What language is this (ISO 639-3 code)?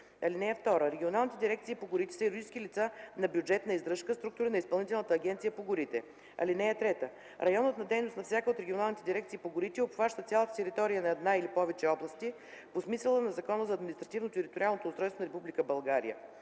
bul